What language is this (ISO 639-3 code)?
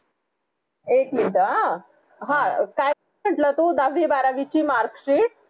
mar